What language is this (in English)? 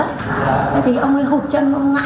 Vietnamese